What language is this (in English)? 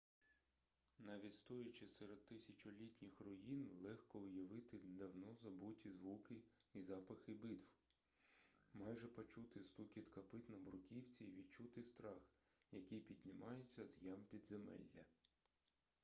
Ukrainian